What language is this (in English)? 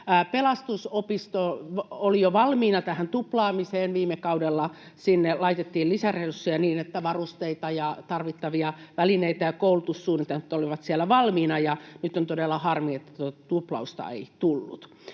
Finnish